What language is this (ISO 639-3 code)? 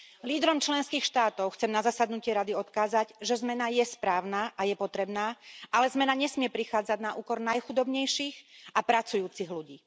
slk